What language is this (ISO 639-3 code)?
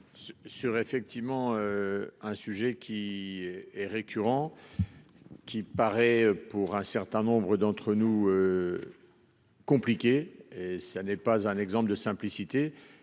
fra